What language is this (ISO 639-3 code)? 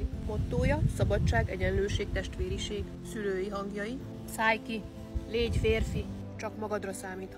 hun